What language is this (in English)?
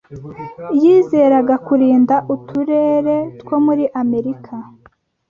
Kinyarwanda